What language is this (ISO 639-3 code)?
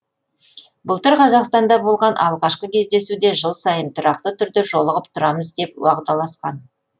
kaz